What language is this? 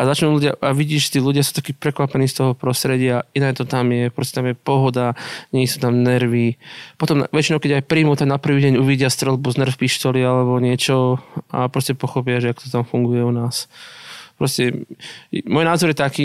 Slovak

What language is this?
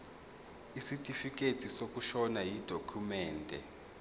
Zulu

